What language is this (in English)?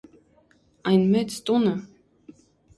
Armenian